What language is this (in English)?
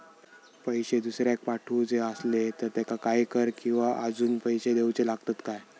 Marathi